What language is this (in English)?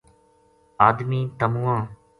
Gujari